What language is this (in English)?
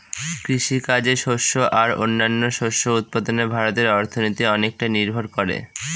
Bangla